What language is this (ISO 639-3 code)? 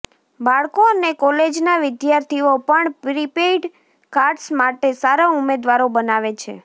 guj